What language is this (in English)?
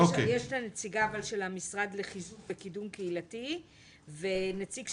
Hebrew